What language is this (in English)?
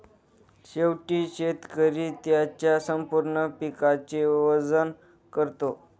Marathi